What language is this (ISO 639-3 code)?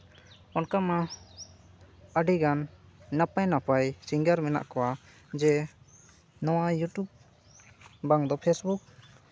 sat